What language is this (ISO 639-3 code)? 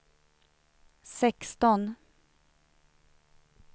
swe